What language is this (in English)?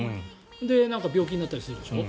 Japanese